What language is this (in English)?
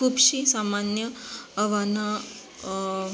Konkani